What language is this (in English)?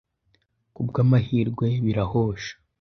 Kinyarwanda